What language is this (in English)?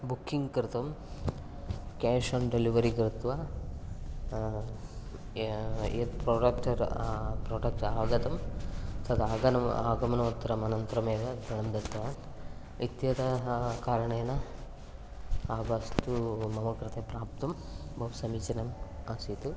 Sanskrit